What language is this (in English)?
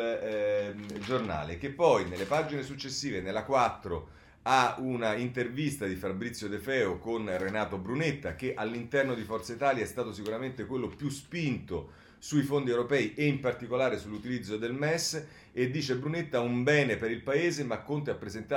Italian